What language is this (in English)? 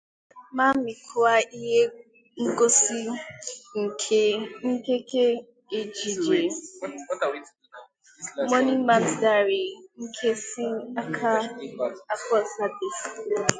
Igbo